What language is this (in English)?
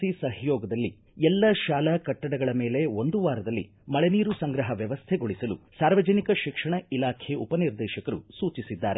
Kannada